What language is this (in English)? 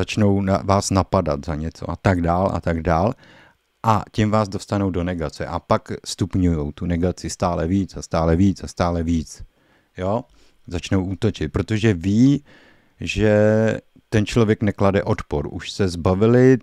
Czech